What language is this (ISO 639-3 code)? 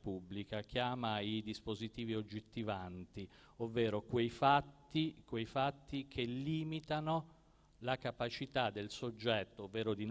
ita